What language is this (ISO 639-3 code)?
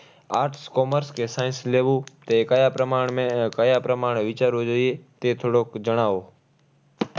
guj